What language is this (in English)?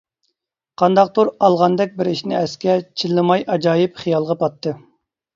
Uyghur